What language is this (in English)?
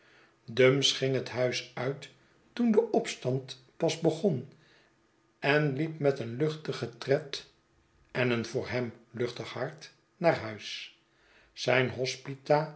Dutch